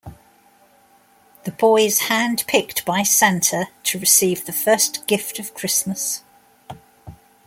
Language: English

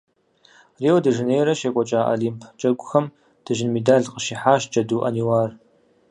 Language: Kabardian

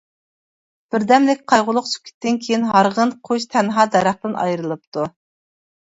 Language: Uyghur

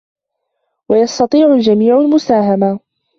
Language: Arabic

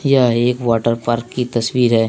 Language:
Hindi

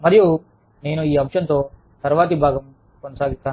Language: Telugu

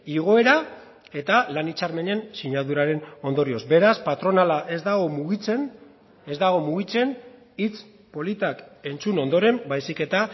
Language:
Basque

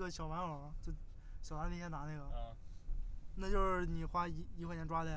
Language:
Chinese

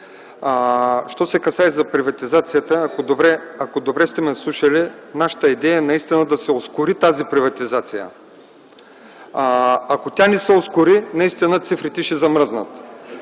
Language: Bulgarian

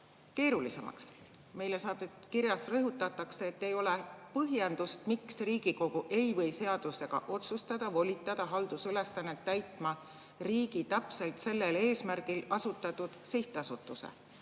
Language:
Estonian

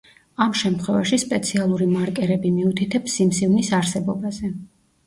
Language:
Georgian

